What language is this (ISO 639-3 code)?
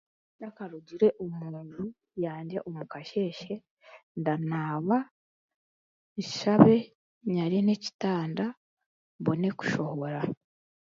cgg